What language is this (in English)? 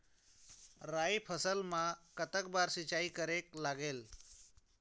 Chhattisgarhi